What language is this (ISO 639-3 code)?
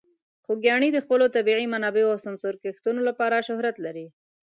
pus